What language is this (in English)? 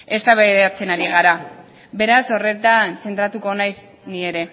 Basque